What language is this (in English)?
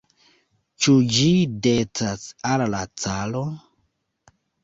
Esperanto